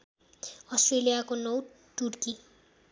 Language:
Nepali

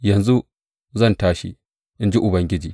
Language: Hausa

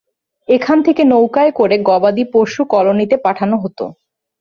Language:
Bangla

